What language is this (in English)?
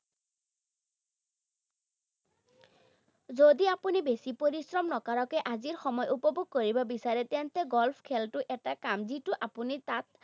Assamese